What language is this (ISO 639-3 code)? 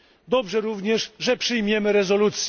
pol